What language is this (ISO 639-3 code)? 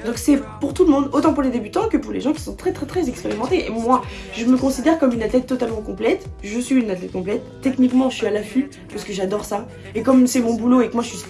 fra